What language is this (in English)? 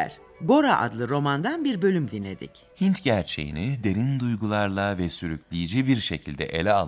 Turkish